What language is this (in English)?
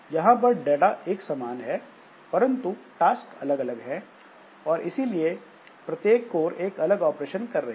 Hindi